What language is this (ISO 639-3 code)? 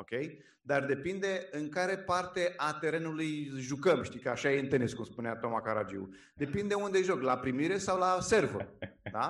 ron